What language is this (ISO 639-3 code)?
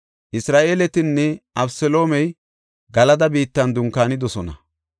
gof